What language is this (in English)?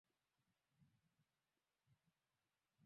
Swahili